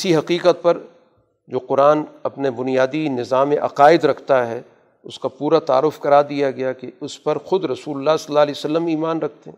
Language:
Urdu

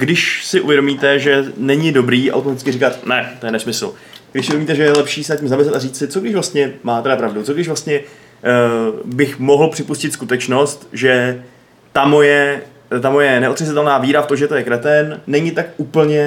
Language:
Czech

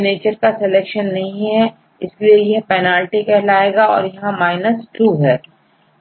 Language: Hindi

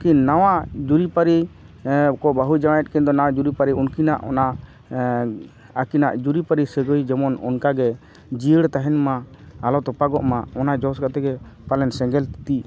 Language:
Santali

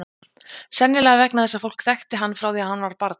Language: Icelandic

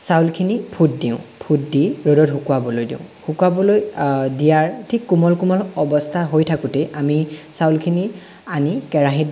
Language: Assamese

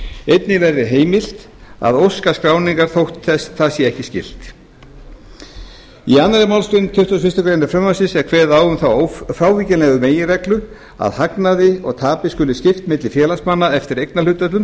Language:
Icelandic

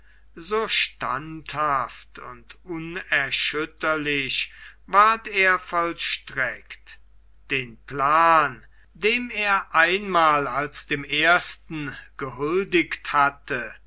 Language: German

